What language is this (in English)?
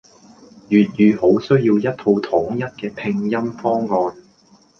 Cantonese